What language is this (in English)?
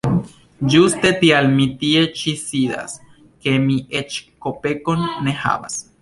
Esperanto